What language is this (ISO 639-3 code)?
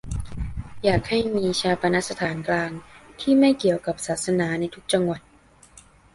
tha